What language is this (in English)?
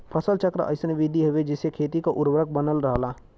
Bhojpuri